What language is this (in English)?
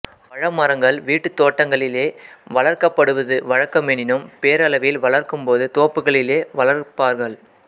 Tamil